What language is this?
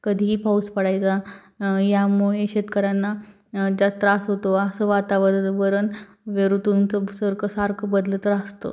Marathi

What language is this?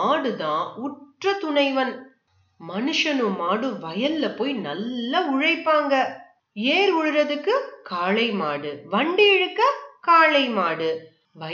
Tamil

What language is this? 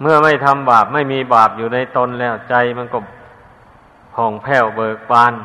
Thai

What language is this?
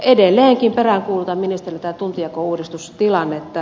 Finnish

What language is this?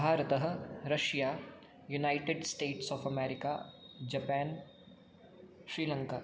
Sanskrit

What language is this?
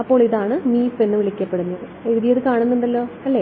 Malayalam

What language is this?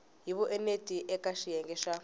Tsonga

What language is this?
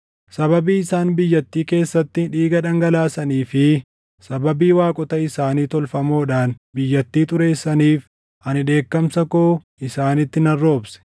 Oromo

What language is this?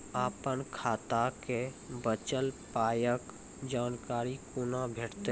Maithili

